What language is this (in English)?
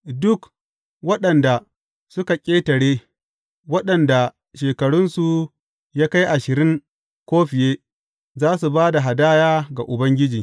Hausa